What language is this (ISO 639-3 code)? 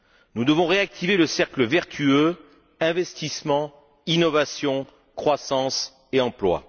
fra